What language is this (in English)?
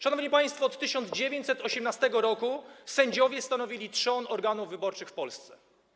Polish